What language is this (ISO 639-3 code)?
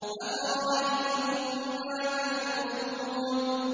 ara